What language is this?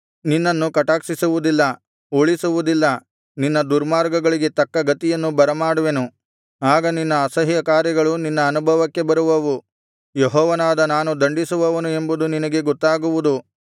Kannada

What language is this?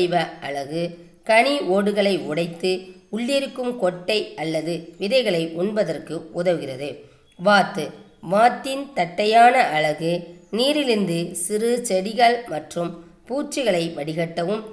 Tamil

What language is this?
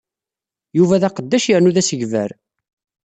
Kabyle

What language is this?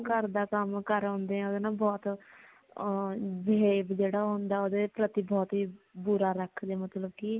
Punjabi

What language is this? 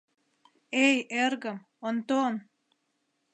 Mari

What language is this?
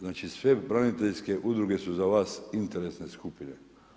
Croatian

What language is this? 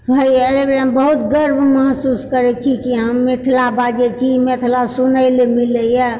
Maithili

